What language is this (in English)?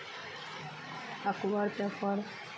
Maithili